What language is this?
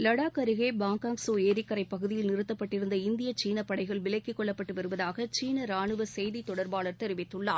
Tamil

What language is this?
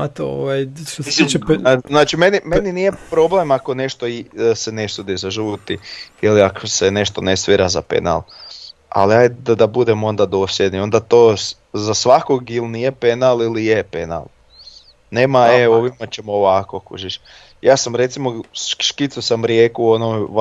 Croatian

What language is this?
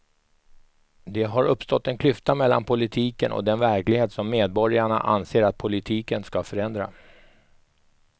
Swedish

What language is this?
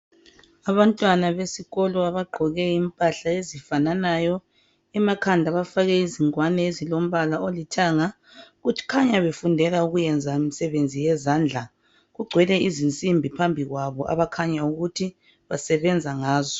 North Ndebele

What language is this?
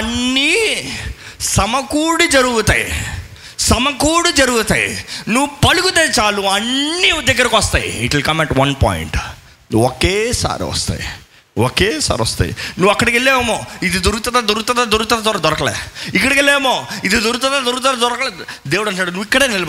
Telugu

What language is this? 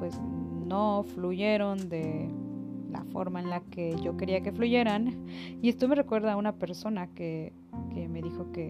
Spanish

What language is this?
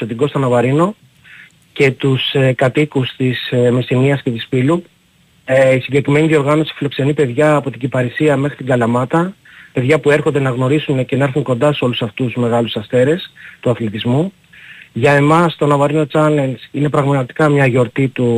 Greek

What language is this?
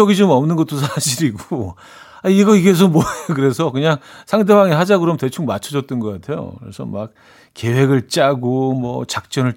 Korean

